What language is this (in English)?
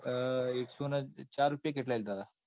Gujarati